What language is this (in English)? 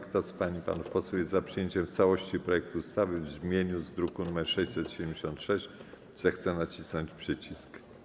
Polish